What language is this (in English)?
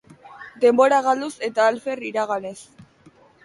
Basque